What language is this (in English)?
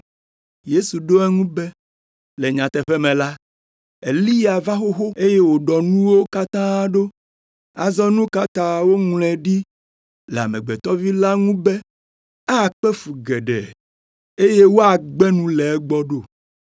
Ewe